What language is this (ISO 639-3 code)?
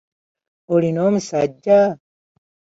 lug